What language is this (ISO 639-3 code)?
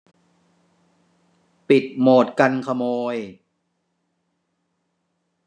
tha